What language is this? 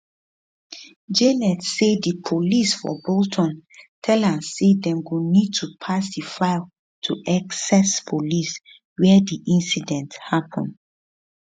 Nigerian Pidgin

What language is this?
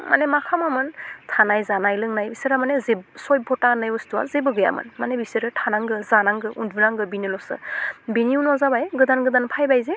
Bodo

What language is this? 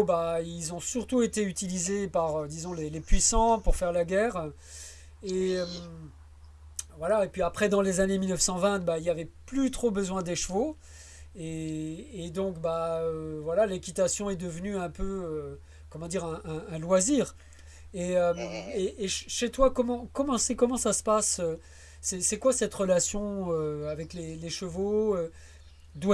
French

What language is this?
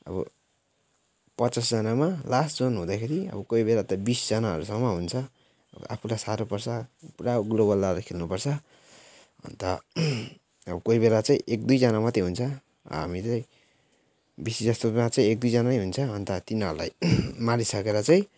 Nepali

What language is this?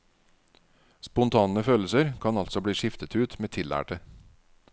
Norwegian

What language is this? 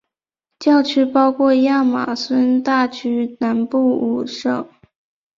Chinese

